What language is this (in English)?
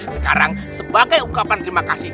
Indonesian